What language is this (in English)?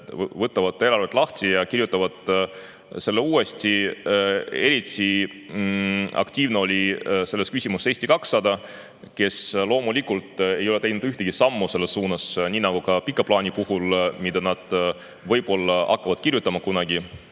Estonian